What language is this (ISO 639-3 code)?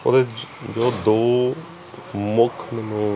pan